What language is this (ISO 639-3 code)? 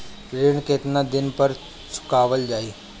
bho